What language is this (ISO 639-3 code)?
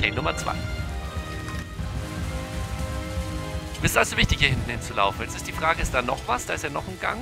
deu